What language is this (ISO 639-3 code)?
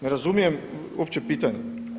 hrv